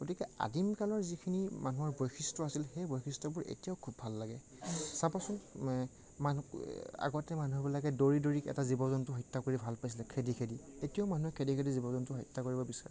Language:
Assamese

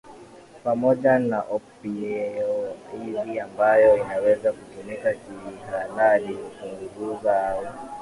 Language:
Swahili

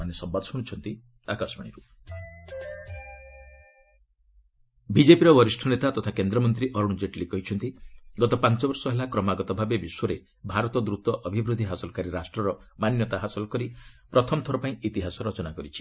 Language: Odia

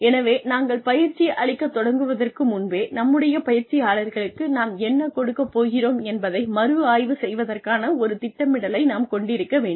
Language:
Tamil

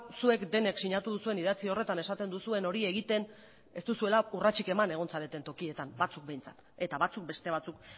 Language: Basque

